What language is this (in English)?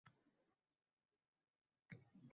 Uzbek